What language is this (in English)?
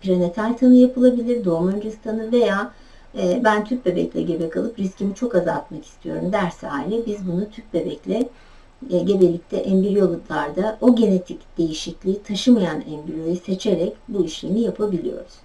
Turkish